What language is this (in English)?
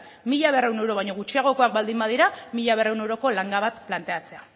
Basque